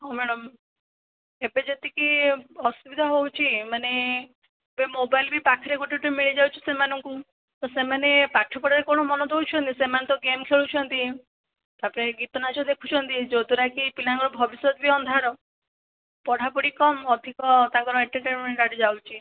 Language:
Odia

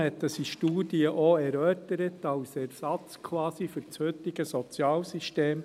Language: Swiss German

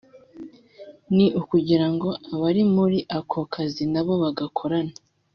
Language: Kinyarwanda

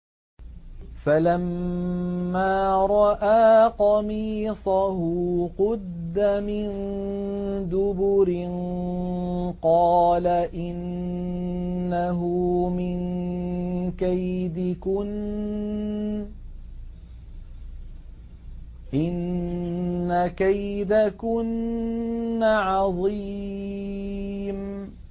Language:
Arabic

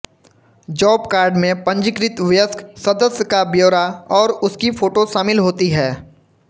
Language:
Hindi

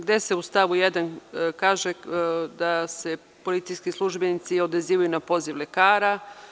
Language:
Serbian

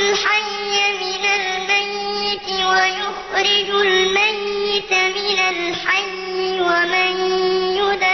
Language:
Arabic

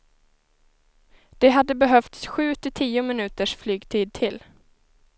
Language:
Swedish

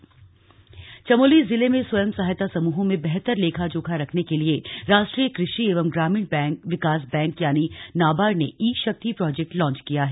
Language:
Hindi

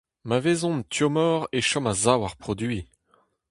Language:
Breton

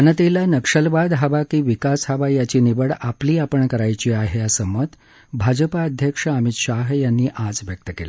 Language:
Marathi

